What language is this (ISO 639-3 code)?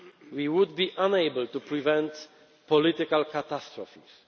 eng